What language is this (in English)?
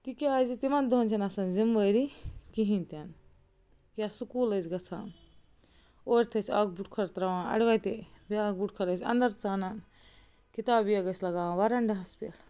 Kashmiri